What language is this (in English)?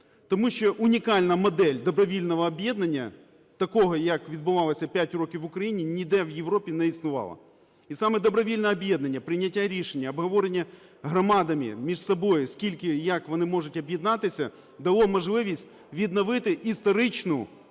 Ukrainian